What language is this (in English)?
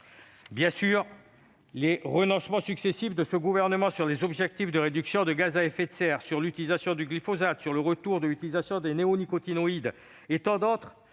French